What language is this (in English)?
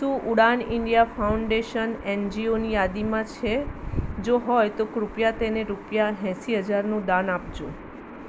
Gujarati